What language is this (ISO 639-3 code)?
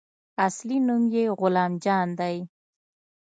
pus